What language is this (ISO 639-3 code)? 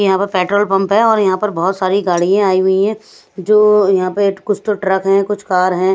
hin